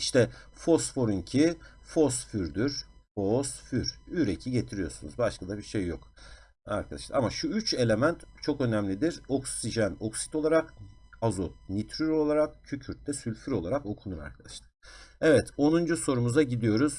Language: Turkish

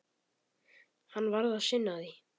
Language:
Icelandic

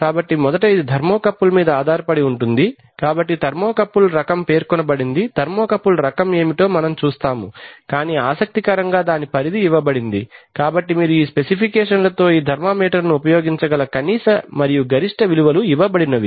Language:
Telugu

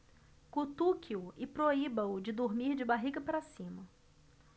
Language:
Portuguese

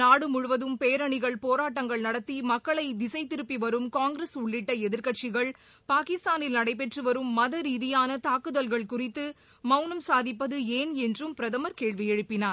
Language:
Tamil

